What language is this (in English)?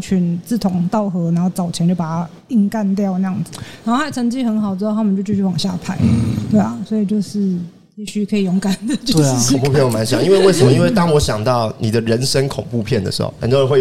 Chinese